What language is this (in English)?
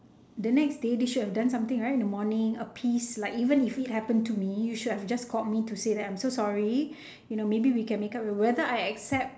English